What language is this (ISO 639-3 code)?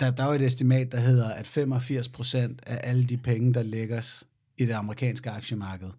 dan